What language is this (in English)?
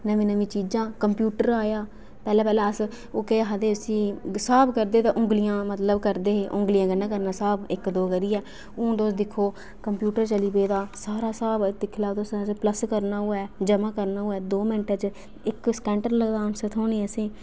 Dogri